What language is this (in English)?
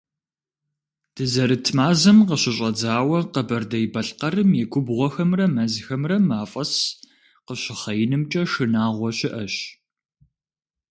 Kabardian